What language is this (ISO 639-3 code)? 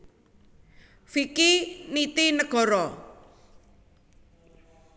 jav